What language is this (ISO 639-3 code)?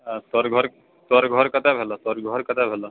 mai